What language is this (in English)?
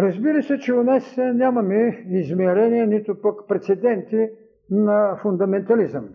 Bulgarian